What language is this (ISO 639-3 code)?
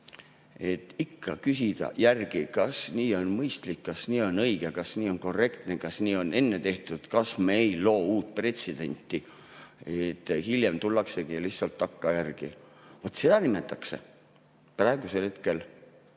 est